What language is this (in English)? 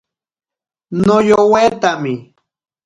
Ashéninka Perené